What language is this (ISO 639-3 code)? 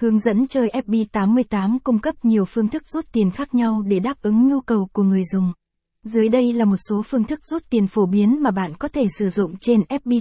vie